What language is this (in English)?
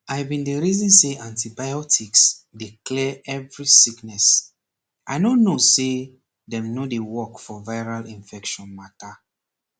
Nigerian Pidgin